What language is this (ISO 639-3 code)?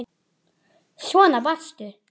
isl